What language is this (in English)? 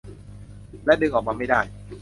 Thai